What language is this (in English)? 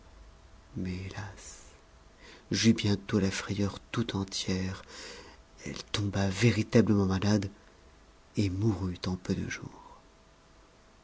French